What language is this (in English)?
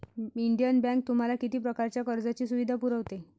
Marathi